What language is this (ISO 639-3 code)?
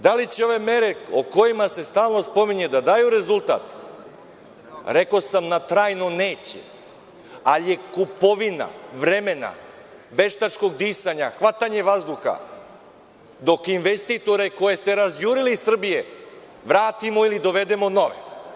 srp